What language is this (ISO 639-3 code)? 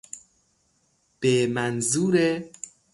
fas